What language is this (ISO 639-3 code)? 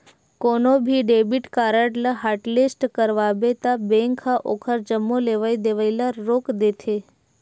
hne